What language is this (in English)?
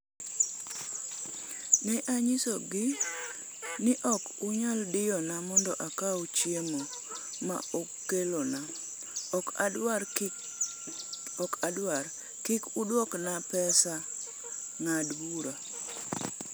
Luo (Kenya and Tanzania)